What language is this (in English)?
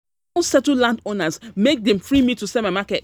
Nigerian Pidgin